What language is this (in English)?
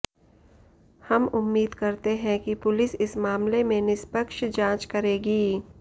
Hindi